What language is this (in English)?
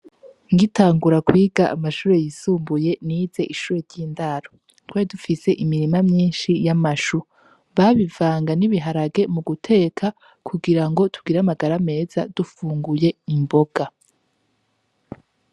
Rundi